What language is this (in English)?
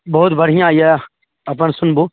Maithili